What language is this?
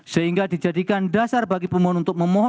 Indonesian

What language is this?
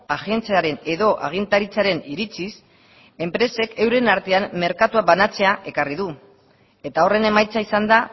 Basque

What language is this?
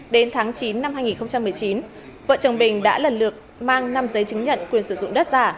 Vietnamese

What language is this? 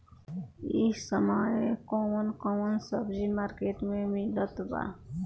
Bhojpuri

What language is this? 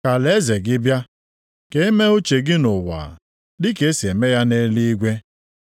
Igbo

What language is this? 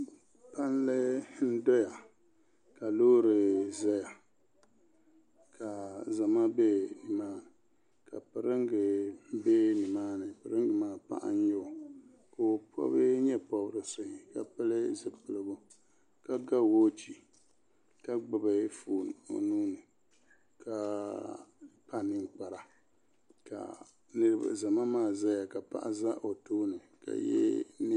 Dagbani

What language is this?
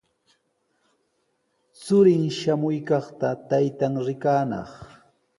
Sihuas Ancash Quechua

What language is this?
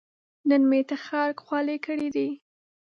Pashto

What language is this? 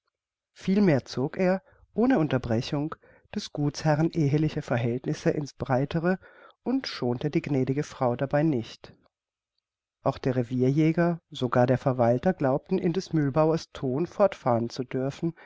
German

